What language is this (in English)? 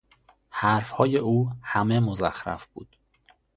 Persian